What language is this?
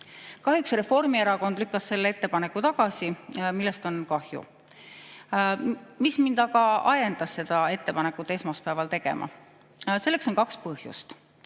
Estonian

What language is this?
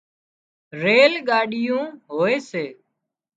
Wadiyara Koli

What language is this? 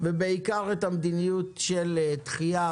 Hebrew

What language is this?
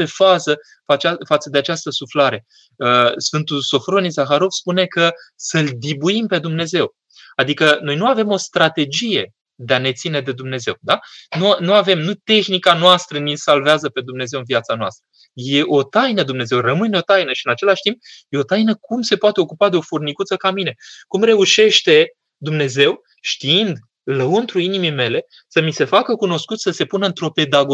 Romanian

